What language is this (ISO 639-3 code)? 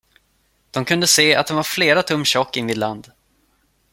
swe